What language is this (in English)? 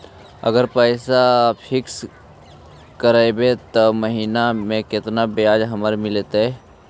Magahi